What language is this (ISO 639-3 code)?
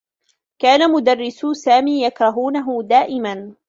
ara